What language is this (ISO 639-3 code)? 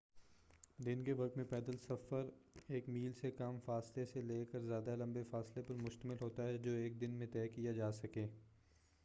urd